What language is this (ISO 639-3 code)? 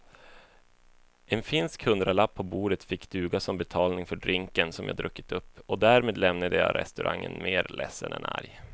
swe